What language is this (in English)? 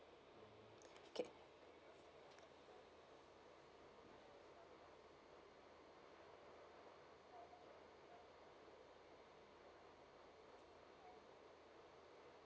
English